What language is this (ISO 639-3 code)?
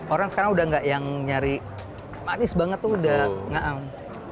ind